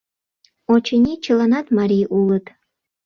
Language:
Mari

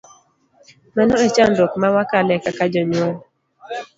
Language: Luo (Kenya and Tanzania)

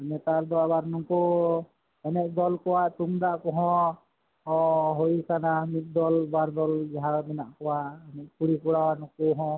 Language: Santali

